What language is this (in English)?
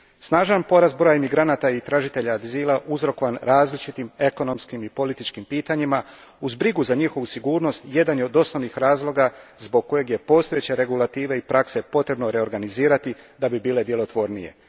Croatian